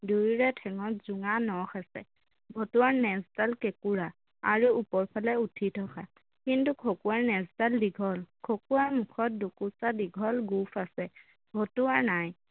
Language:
Assamese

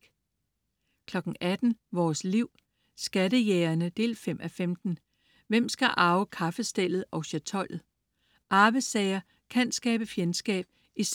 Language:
Danish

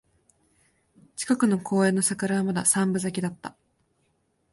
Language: Japanese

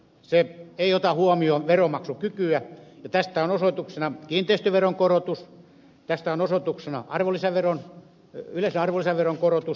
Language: Finnish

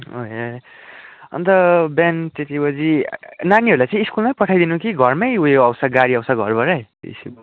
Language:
Nepali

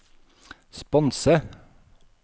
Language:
Norwegian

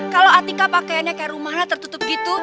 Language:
Indonesian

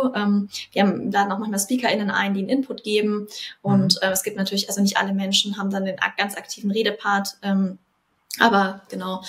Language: German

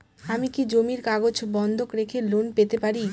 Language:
Bangla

